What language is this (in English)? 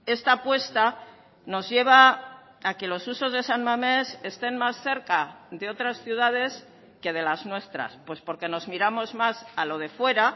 Spanish